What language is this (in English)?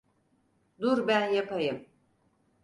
Turkish